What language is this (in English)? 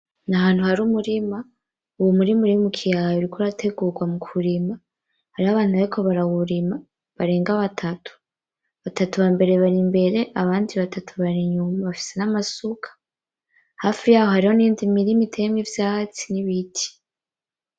Rundi